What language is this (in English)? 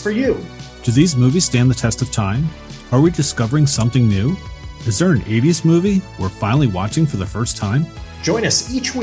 English